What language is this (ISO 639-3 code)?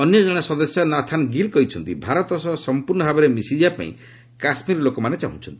ori